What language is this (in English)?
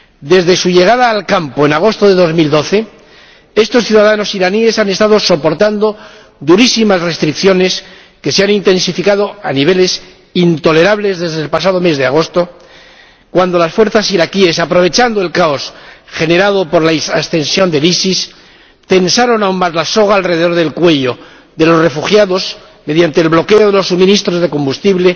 Spanish